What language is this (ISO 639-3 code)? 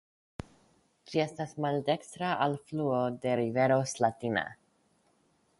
epo